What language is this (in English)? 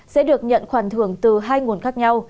Vietnamese